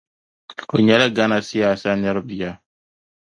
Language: Dagbani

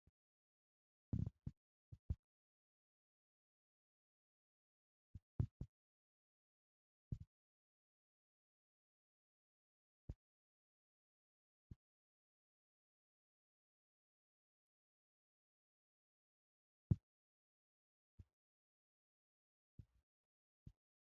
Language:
Wolaytta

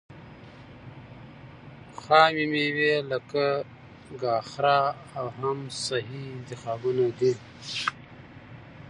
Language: Pashto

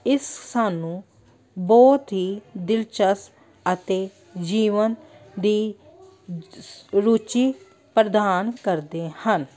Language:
Punjabi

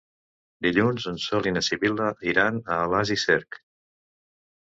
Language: Catalan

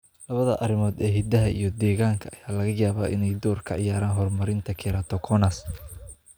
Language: Somali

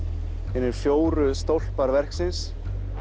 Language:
Icelandic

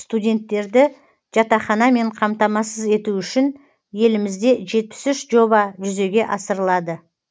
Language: Kazakh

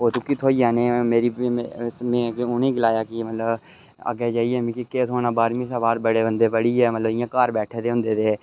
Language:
Dogri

